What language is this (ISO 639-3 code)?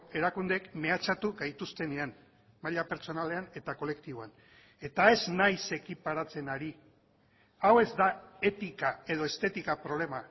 eus